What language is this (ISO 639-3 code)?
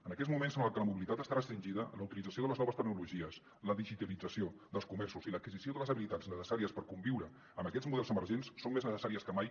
cat